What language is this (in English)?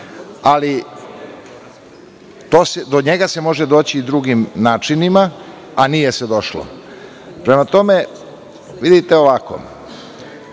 Serbian